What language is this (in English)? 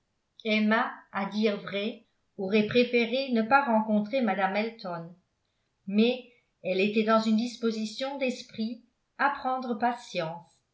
French